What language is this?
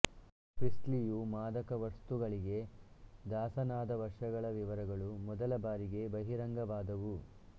Kannada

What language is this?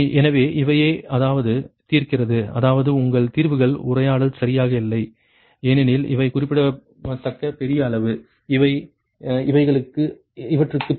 Tamil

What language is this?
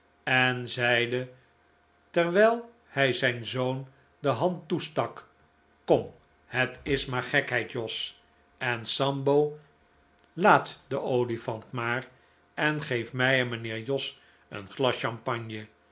Dutch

